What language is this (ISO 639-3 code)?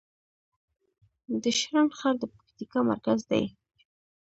pus